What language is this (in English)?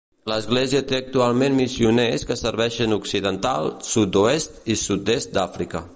Catalan